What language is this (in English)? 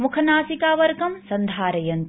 Sanskrit